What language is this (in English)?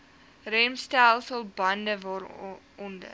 Afrikaans